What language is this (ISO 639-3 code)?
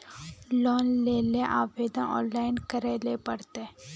mag